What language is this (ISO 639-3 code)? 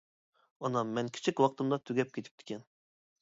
uig